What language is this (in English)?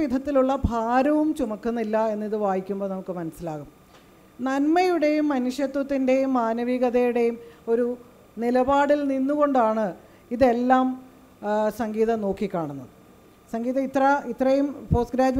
Malayalam